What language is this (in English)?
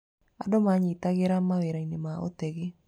Kikuyu